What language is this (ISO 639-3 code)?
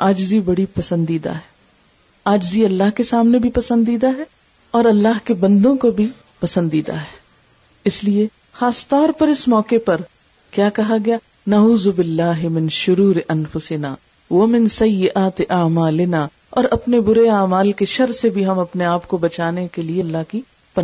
urd